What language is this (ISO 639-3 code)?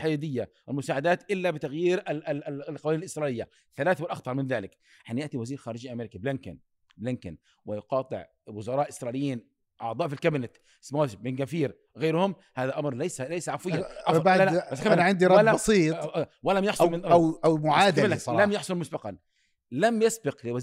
ara